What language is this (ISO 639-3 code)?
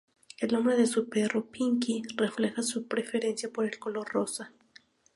spa